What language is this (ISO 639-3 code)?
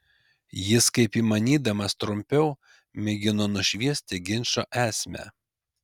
lit